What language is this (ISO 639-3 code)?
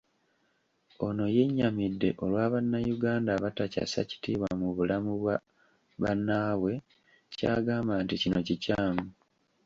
lug